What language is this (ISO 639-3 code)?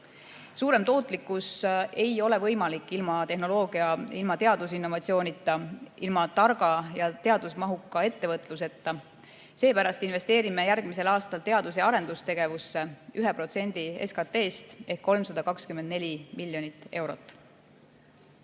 est